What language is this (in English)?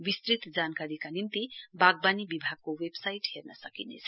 Nepali